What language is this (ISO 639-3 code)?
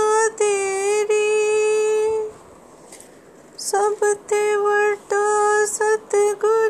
hin